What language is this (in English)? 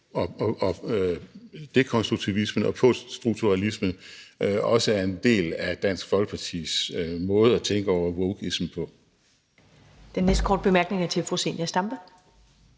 Danish